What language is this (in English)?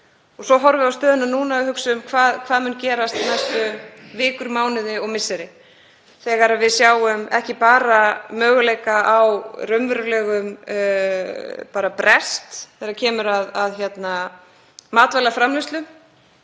Icelandic